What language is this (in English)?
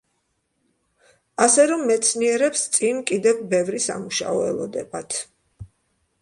Georgian